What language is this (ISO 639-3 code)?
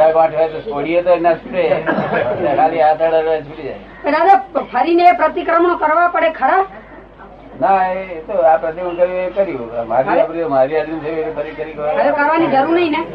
guj